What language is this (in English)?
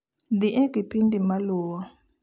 Luo (Kenya and Tanzania)